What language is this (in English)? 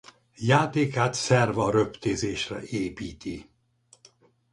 Hungarian